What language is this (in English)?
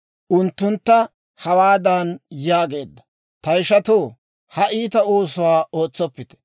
Dawro